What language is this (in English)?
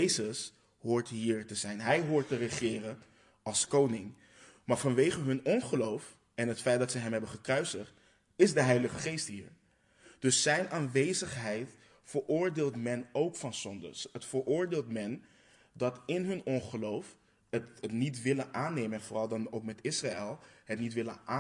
Dutch